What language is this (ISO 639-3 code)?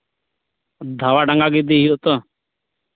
sat